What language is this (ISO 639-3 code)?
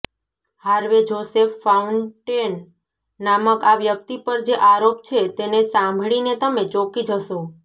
guj